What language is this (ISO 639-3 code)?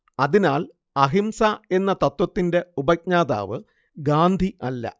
mal